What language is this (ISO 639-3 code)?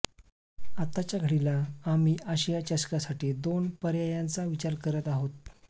mar